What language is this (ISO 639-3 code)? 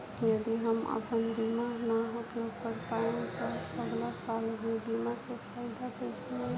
bho